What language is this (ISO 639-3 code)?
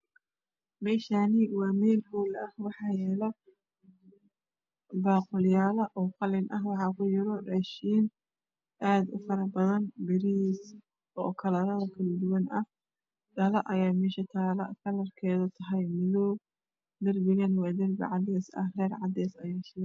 som